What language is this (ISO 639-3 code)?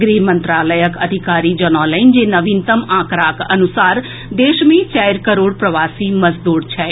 mai